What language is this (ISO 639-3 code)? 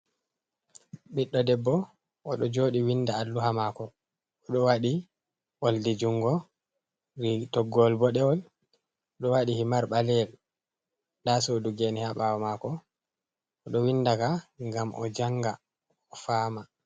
ful